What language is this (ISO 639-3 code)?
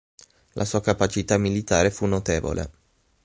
ita